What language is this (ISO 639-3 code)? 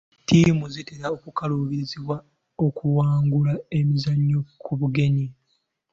lug